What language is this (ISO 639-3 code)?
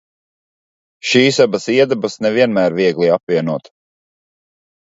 lav